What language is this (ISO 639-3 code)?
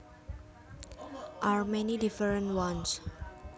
jav